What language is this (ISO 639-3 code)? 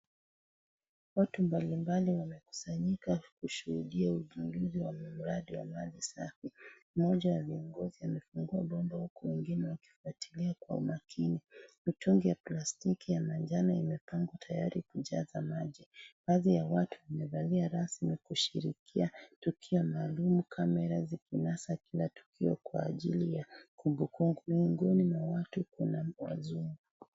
swa